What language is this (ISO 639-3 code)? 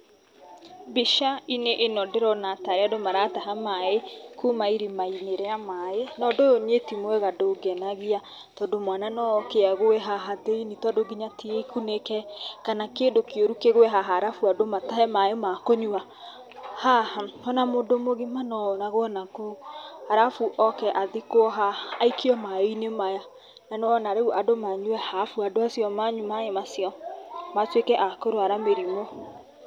kik